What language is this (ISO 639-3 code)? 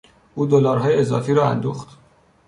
fas